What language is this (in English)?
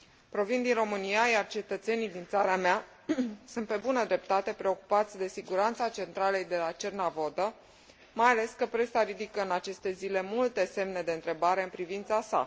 Romanian